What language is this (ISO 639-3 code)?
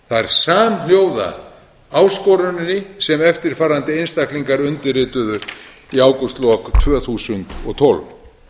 isl